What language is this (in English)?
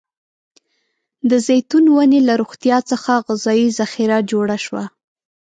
Pashto